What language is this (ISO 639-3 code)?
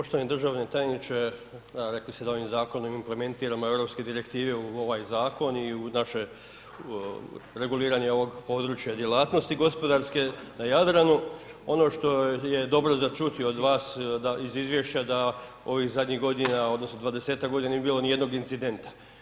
hrv